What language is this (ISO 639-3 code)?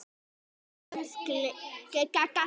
isl